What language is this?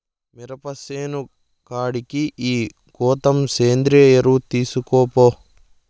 Telugu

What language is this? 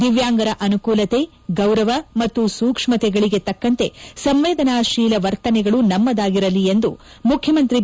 Kannada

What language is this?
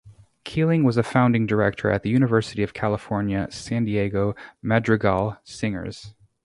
English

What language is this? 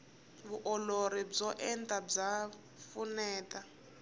Tsonga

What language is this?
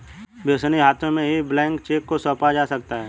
Hindi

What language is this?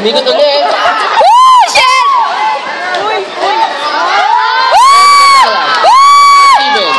Indonesian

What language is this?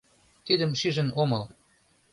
Mari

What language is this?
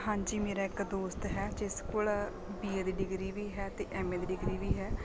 Punjabi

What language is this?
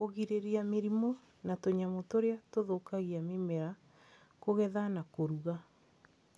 Kikuyu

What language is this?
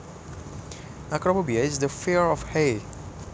Javanese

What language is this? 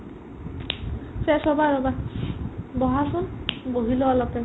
Assamese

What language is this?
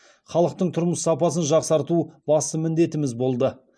Kazakh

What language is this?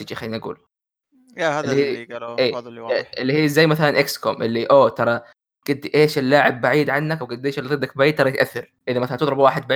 Arabic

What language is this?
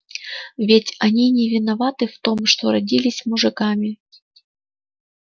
Russian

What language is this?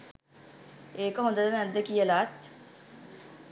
Sinhala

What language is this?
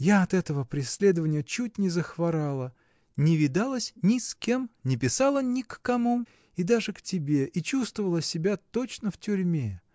Russian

